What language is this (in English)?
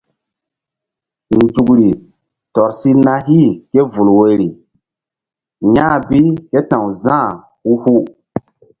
Mbum